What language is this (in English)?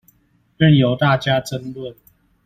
Chinese